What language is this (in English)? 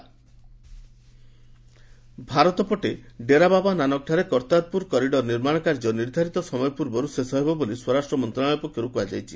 Odia